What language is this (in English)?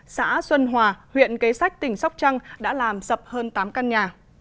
Vietnamese